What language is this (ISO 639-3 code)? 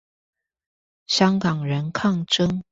zho